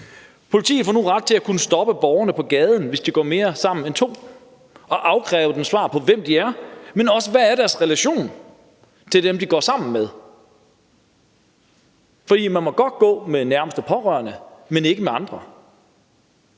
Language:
Danish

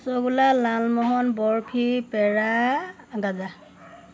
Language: Assamese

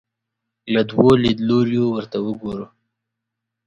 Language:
Pashto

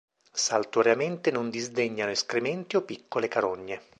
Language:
Italian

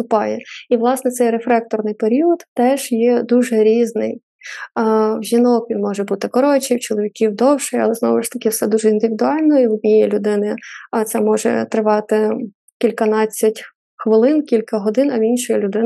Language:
Ukrainian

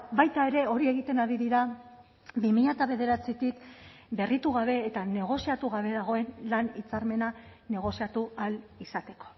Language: Basque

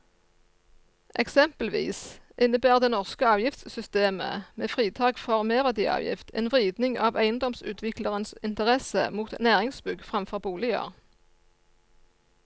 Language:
Norwegian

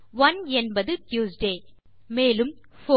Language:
Tamil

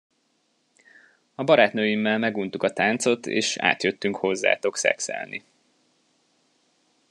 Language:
Hungarian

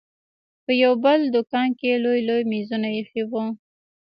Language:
Pashto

